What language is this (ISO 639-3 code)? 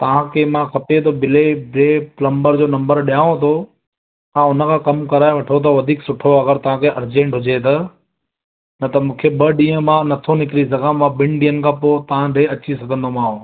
snd